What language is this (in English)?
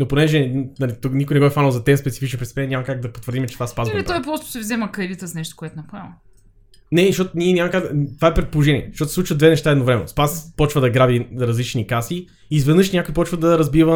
Bulgarian